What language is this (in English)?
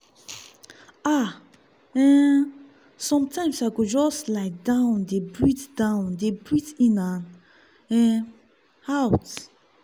Nigerian Pidgin